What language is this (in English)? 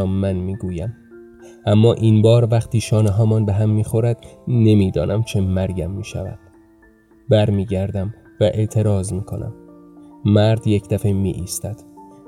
Persian